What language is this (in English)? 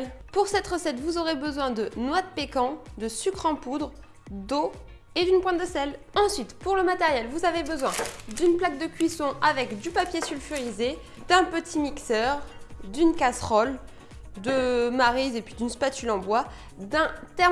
French